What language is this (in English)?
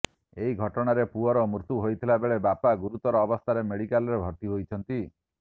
Odia